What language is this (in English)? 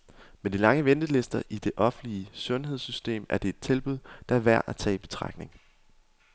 Danish